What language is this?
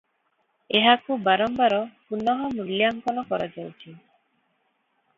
Odia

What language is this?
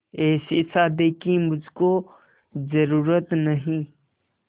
Hindi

